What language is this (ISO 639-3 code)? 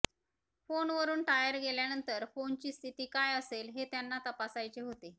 mar